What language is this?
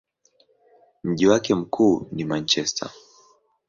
Swahili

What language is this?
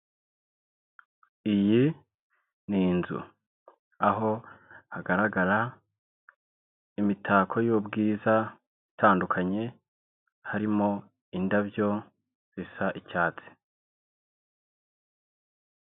Kinyarwanda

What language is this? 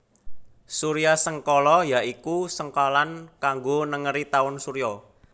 Javanese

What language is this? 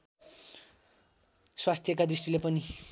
Nepali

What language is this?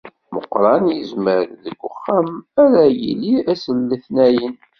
Kabyle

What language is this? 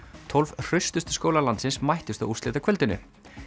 Icelandic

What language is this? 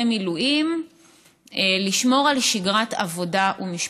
Hebrew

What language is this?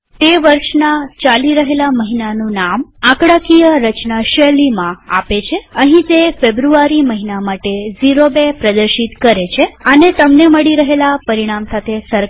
Gujarati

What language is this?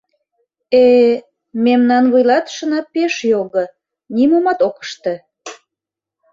Mari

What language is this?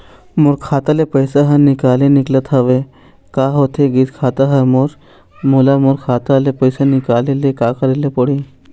Chhattisgarhi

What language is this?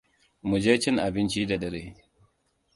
Hausa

